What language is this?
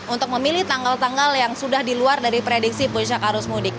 Indonesian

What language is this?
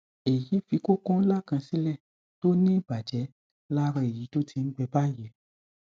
Yoruba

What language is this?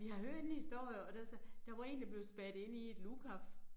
Danish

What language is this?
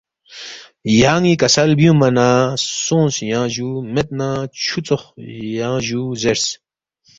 Balti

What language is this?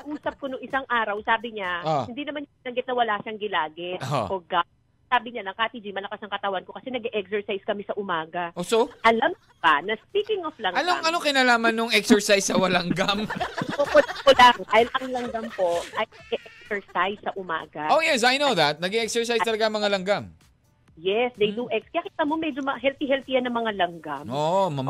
Filipino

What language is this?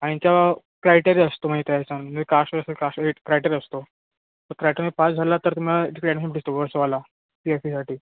Marathi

